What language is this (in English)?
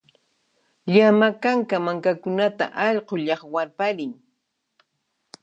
Puno Quechua